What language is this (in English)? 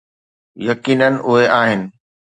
Sindhi